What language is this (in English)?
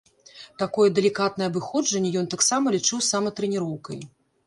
Belarusian